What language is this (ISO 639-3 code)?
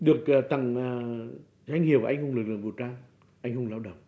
vie